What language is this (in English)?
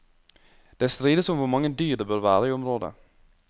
Norwegian